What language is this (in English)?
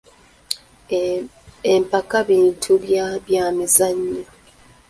Ganda